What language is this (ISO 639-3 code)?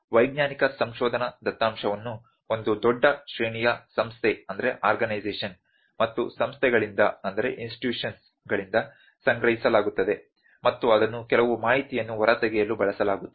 kan